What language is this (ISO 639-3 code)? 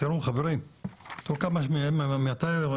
heb